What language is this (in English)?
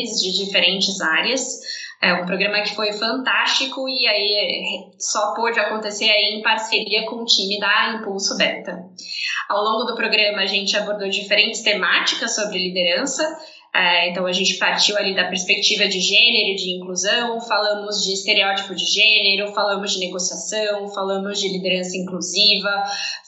Portuguese